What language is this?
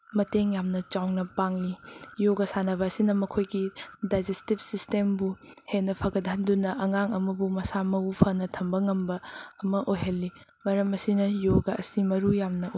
Manipuri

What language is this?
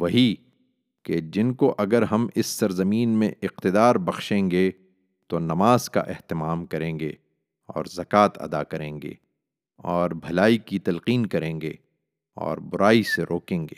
Urdu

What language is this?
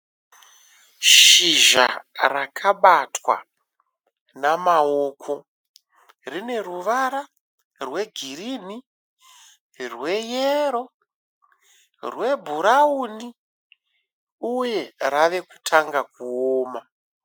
Shona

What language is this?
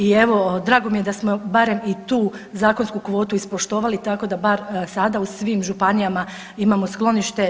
Croatian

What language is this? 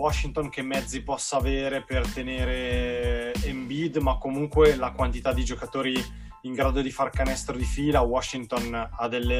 Italian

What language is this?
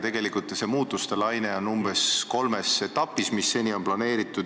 Estonian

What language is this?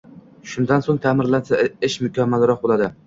Uzbek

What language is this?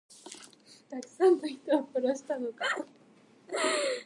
Japanese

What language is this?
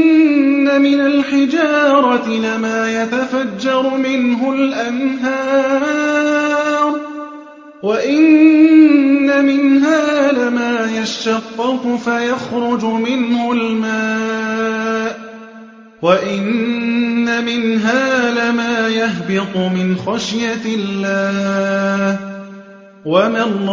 Arabic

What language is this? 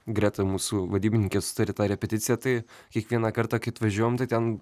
Lithuanian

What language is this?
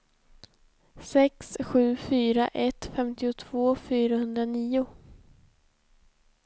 Swedish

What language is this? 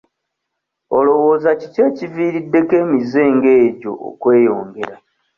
Ganda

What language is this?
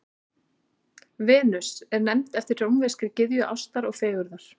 Icelandic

